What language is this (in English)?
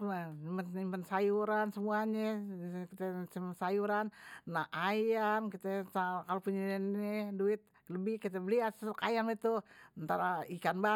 Betawi